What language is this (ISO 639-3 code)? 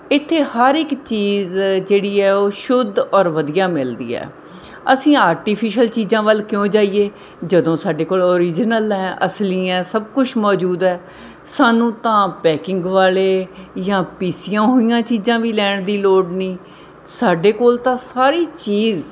pan